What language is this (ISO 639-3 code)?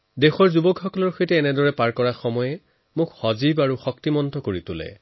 asm